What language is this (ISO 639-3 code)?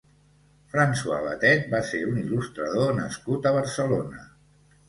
cat